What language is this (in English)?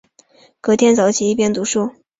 Chinese